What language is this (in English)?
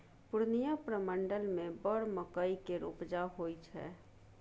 Maithili